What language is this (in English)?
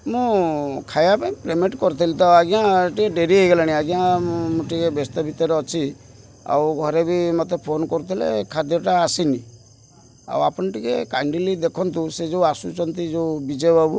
Odia